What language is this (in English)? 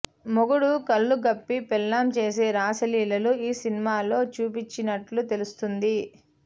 Telugu